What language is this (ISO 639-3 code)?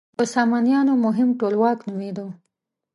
pus